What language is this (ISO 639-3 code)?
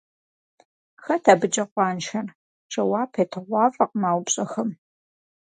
kbd